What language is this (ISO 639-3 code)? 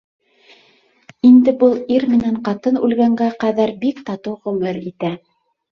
bak